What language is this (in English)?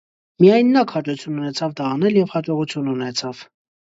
Armenian